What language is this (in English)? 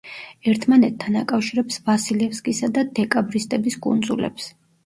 Georgian